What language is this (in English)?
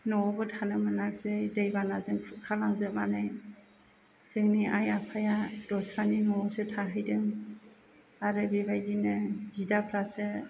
Bodo